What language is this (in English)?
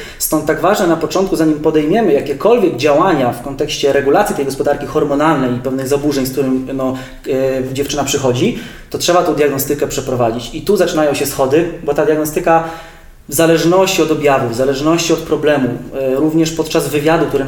Polish